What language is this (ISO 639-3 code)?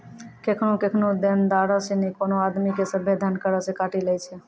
mai